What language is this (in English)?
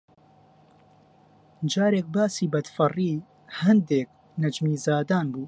Central Kurdish